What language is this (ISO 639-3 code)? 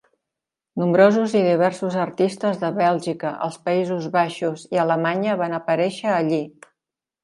cat